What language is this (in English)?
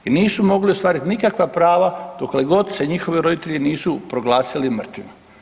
Croatian